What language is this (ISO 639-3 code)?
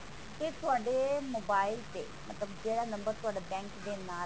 pan